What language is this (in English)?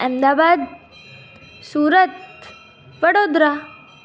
Sindhi